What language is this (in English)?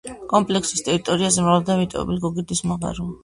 Georgian